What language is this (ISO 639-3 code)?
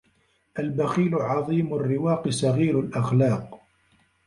ara